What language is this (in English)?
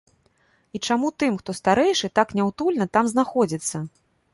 Belarusian